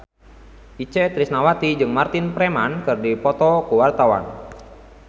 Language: Sundanese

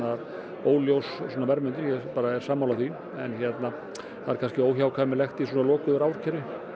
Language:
Icelandic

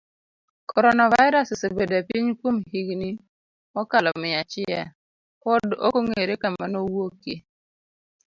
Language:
Luo (Kenya and Tanzania)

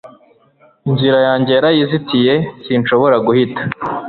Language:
Kinyarwanda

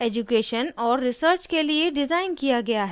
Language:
Hindi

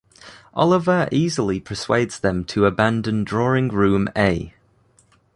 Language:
English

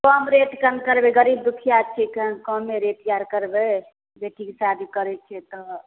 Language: Maithili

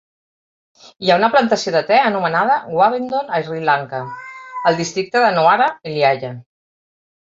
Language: Catalan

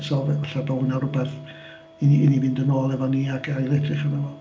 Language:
Welsh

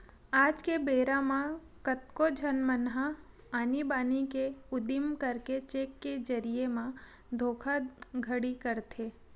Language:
Chhattisgarhi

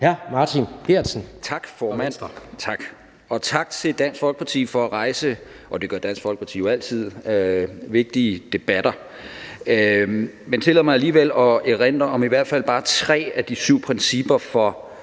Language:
Danish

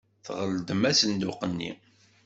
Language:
Kabyle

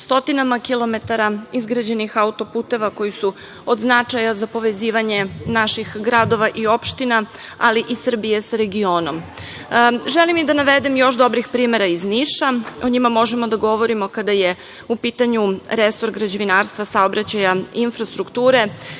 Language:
Serbian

